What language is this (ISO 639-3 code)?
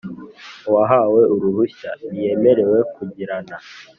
kin